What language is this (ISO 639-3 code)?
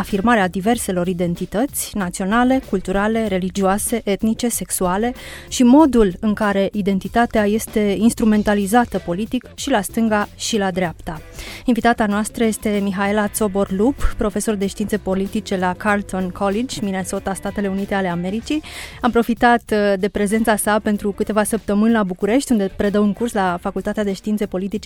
ron